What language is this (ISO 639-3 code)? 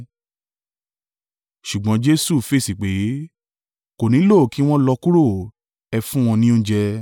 yor